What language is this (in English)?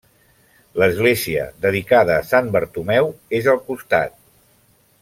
Catalan